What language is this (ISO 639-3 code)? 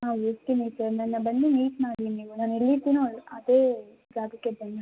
kan